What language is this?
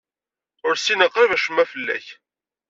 Kabyle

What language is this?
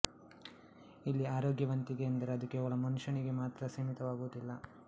Kannada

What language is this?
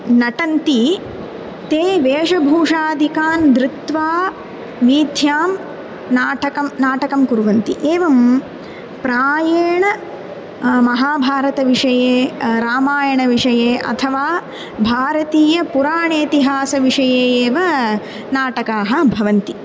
Sanskrit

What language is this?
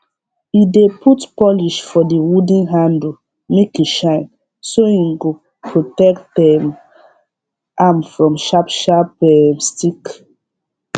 Nigerian Pidgin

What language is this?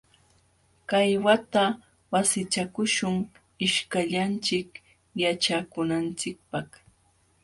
Jauja Wanca Quechua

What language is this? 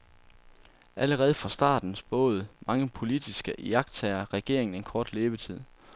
Danish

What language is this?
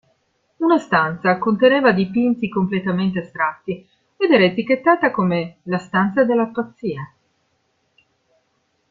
Italian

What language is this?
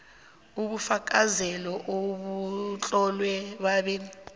South Ndebele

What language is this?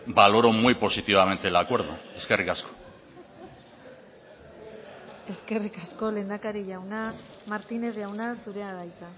Basque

